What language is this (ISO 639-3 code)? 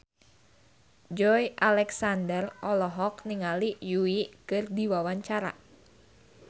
sun